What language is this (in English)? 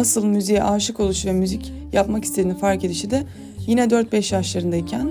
Turkish